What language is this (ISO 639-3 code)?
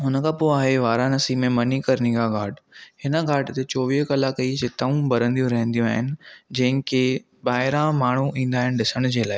snd